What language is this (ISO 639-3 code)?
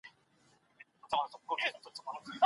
pus